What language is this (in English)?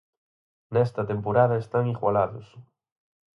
Galician